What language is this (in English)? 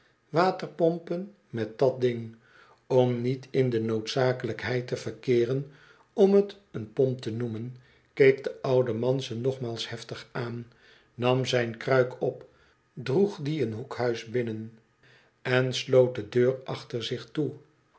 Dutch